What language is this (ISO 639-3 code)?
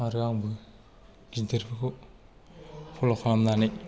brx